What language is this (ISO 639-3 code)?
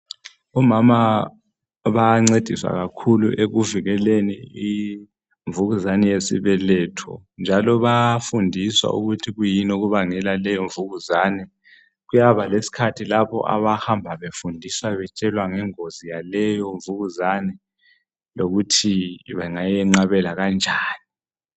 nde